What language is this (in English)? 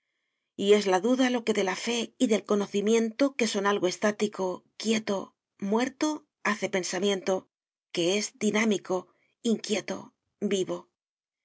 Spanish